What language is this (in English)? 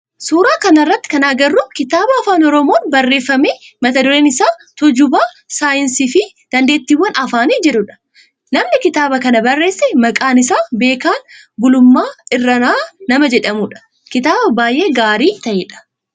Oromo